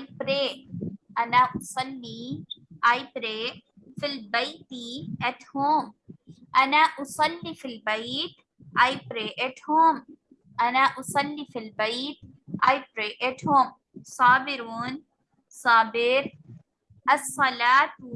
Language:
English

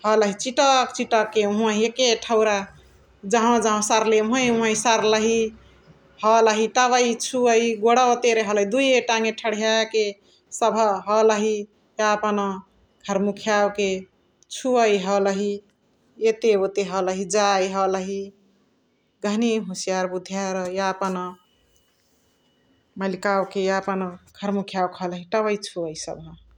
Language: Chitwania Tharu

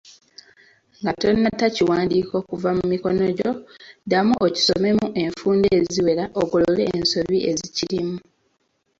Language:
Ganda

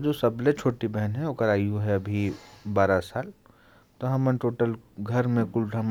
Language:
Korwa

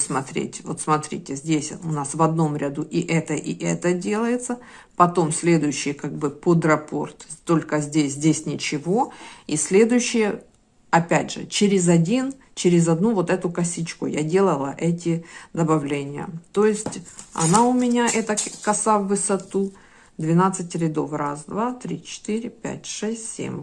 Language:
Russian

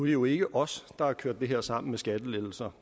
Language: Danish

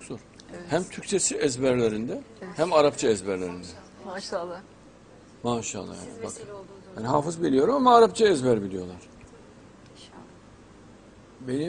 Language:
Turkish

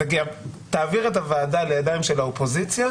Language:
Hebrew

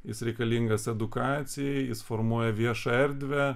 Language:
Lithuanian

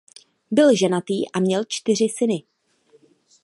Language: Czech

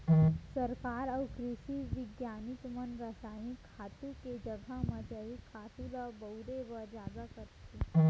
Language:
Chhattisgarhi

